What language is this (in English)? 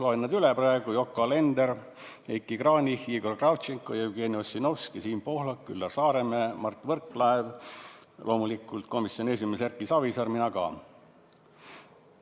Estonian